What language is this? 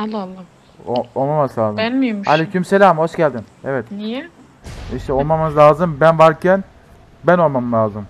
Turkish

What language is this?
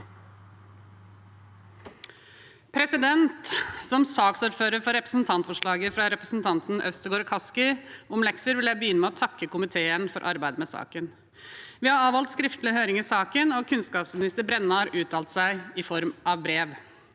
Norwegian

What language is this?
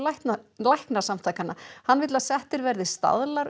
Icelandic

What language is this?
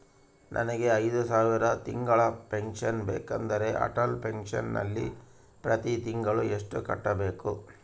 Kannada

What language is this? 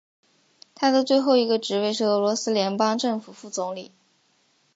Chinese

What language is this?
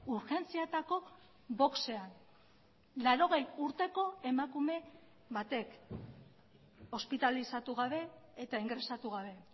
Basque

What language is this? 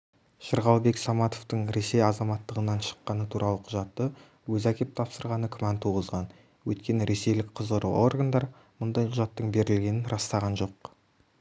Kazakh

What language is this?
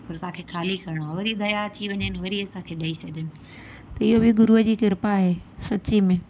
Sindhi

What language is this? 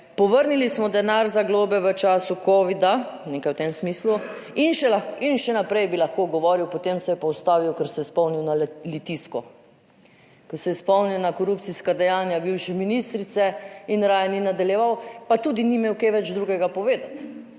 Slovenian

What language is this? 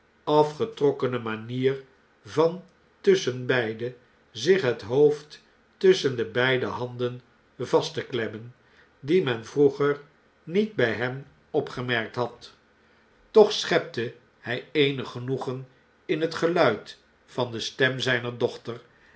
Dutch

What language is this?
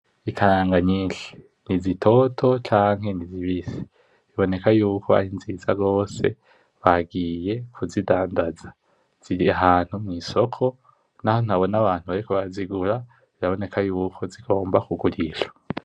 Rundi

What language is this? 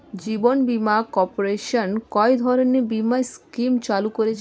Bangla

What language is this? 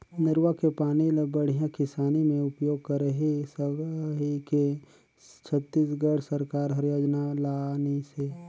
Chhattisgarhi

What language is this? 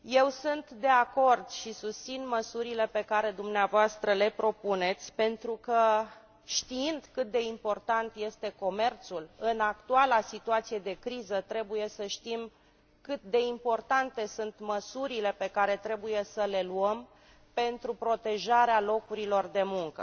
Romanian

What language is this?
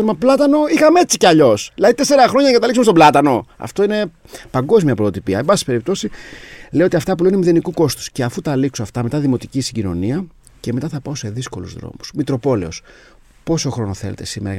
Greek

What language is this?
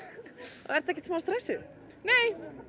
Icelandic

